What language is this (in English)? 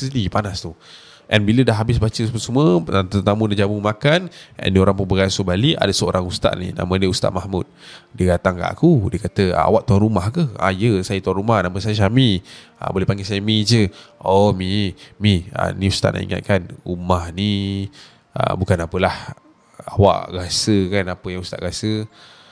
Malay